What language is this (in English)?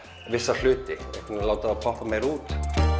Icelandic